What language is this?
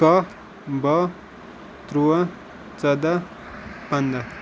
Kashmiri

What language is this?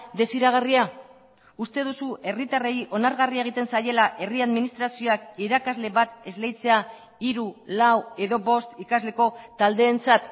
Basque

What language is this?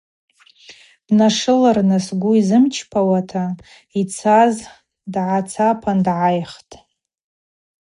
Abaza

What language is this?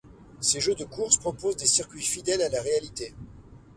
French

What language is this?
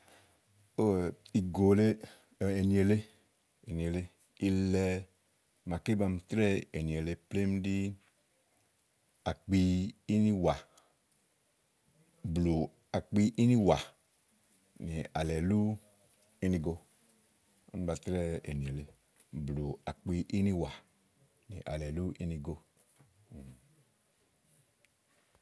Igo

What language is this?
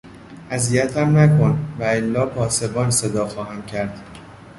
Persian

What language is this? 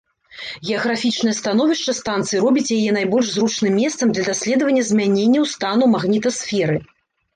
Belarusian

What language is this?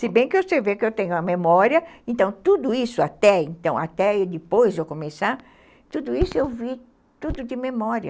Portuguese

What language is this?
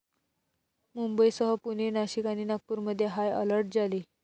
Marathi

